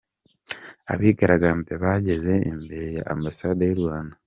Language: Kinyarwanda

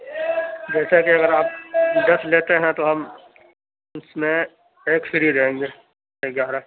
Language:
Urdu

